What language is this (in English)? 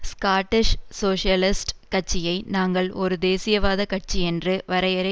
Tamil